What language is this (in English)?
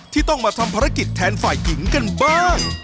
Thai